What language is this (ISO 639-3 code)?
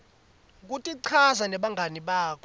ssw